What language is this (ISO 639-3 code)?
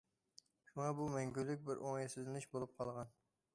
uig